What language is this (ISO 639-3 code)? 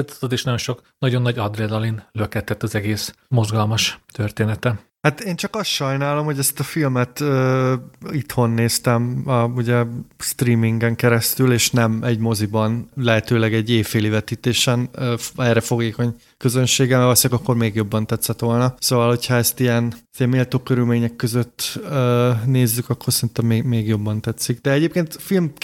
hun